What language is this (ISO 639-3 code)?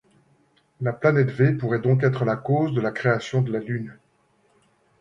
fra